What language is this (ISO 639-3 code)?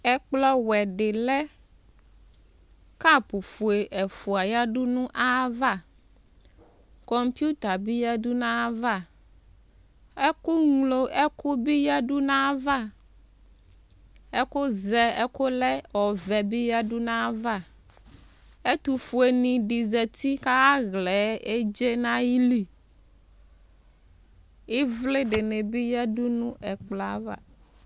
kpo